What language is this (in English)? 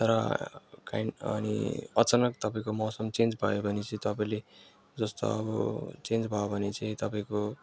Nepali